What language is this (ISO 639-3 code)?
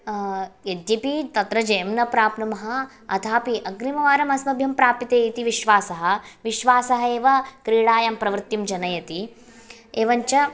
san